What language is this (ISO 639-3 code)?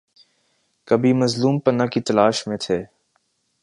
urd